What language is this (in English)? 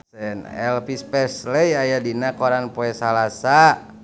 Sundanese